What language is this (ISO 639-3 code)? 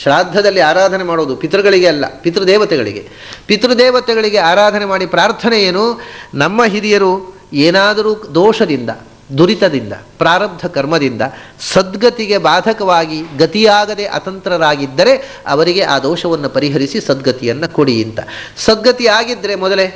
hin